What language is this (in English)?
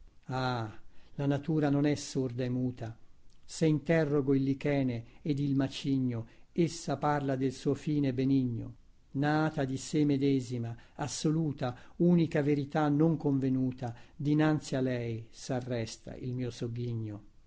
Italian